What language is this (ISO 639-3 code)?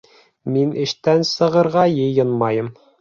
bak